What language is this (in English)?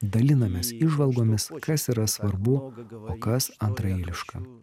Lithuanian